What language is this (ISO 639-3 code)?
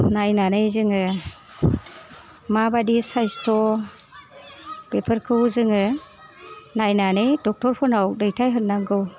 brx